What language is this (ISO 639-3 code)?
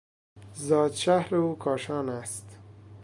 fas